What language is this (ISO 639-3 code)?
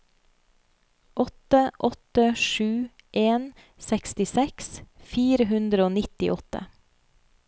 nor